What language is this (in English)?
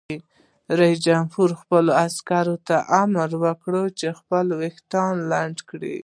Pashto